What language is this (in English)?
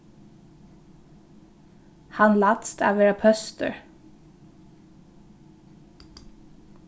Faroese